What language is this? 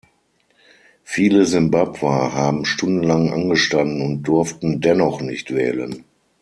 German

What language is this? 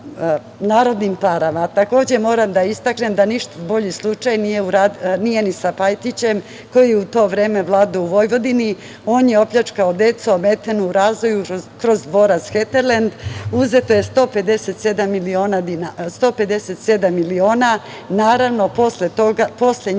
Serbian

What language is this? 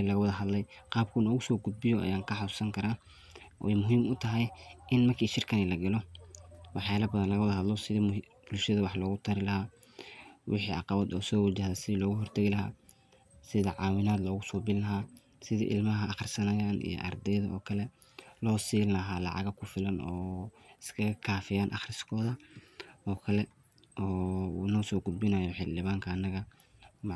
Somali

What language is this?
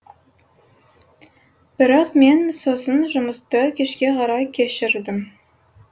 Kazakh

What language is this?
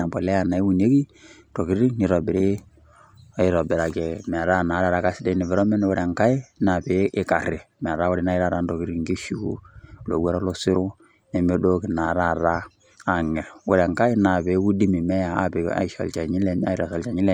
Masai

